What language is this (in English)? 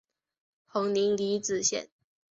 Chinese